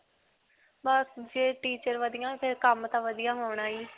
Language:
Punjabi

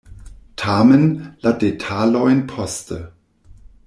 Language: Esperanto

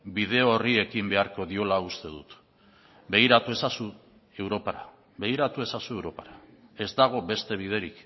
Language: Basque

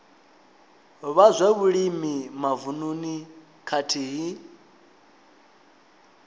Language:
Venda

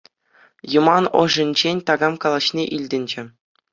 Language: Chuvash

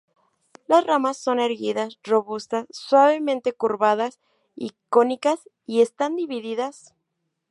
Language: Spanish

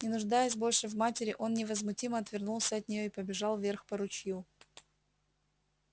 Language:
Russian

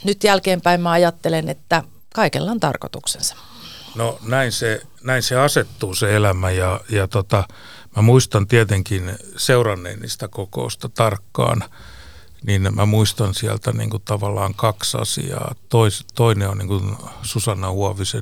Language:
Finnish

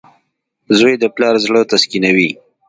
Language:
Pashto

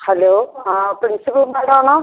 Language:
Malayalam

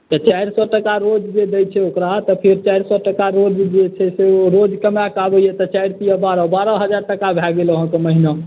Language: Maithili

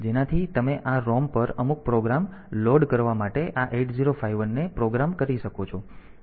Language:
Gujarati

